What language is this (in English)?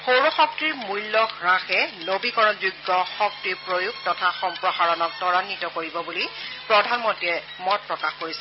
Assamese